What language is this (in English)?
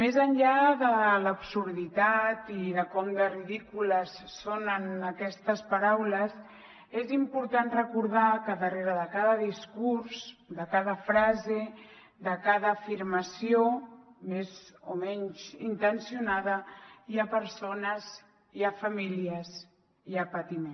Catalan